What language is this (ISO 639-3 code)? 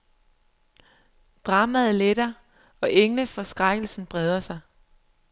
dan